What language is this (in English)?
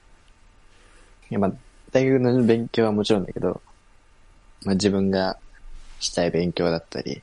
Japanese